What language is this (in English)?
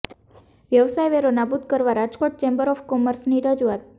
Gujarati